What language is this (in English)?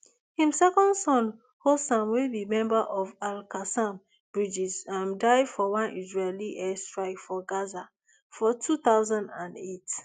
Nigerian Pidgin